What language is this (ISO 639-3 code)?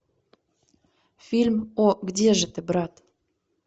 rus